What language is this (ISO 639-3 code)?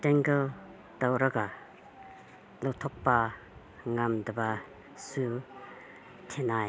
mni